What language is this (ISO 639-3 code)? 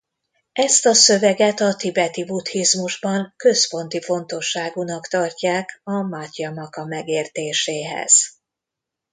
hun